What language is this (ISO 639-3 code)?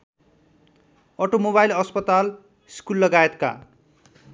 nep